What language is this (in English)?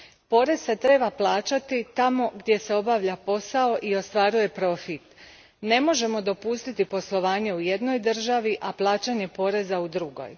Croatian